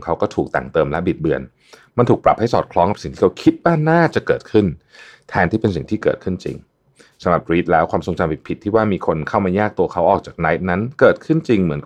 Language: Thai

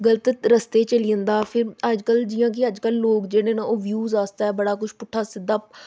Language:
Dogri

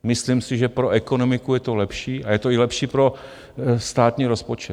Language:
Czech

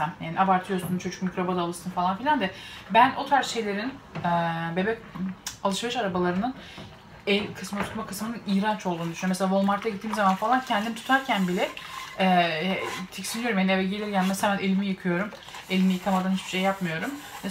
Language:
Turkish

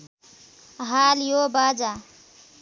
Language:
Nepali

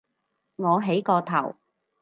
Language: Cantonese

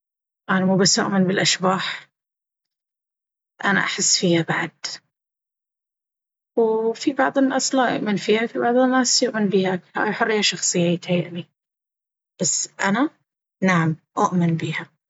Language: Baharna Arabic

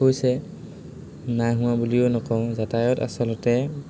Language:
Assamese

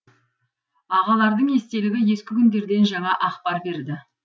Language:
Kazakh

